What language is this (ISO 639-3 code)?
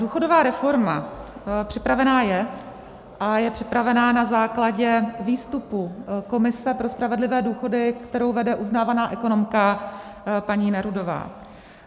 ces